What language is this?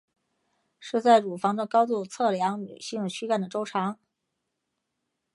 Chinese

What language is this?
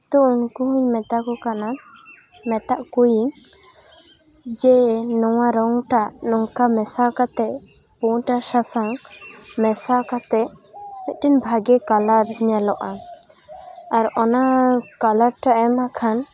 Santali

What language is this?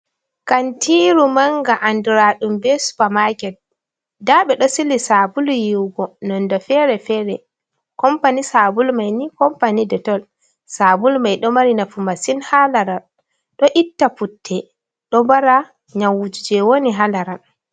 Fula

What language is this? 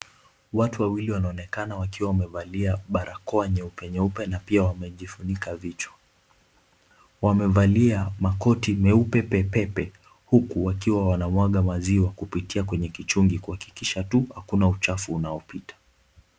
Swahili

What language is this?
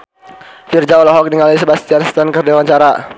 Sundanese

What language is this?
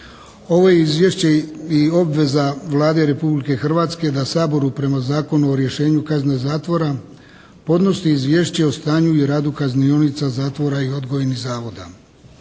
Croatian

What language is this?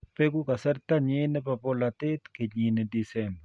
Kalenjin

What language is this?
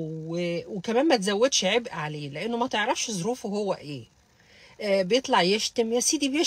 Arabic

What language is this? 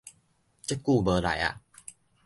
Min Nan Chinese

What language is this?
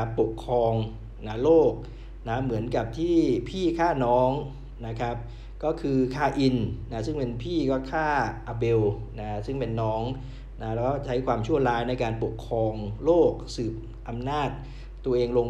Thai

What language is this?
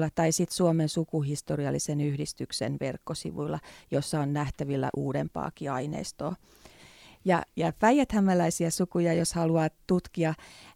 Finnish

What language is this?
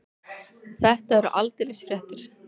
Icelandic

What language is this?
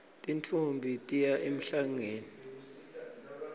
Swati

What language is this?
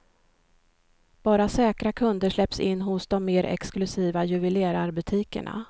Swedish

